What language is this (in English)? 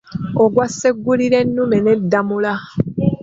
Ganda